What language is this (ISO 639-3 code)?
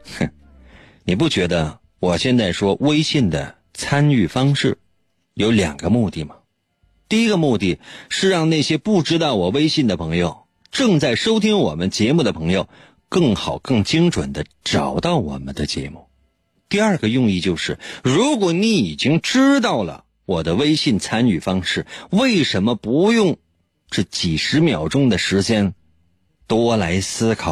zho